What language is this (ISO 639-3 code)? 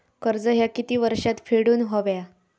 mar